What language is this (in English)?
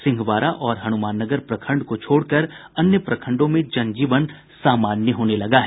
Hindi